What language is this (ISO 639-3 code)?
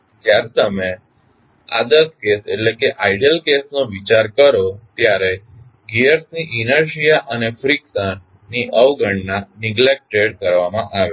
guj